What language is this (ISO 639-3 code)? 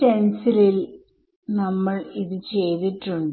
mal